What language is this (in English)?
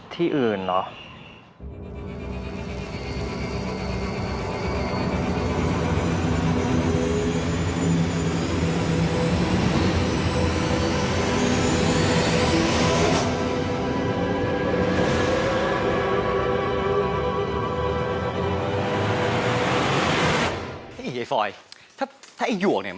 Thai